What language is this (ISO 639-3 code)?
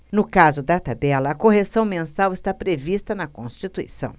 por